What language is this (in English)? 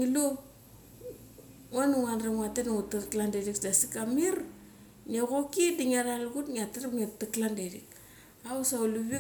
Mali